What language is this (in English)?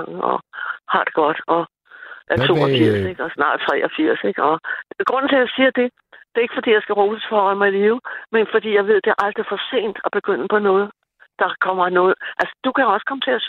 Danish